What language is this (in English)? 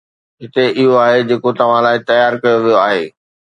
Sindhi